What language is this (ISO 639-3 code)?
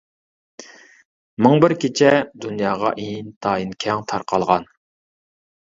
uig